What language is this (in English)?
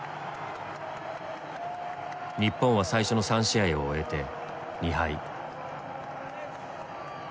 Japanese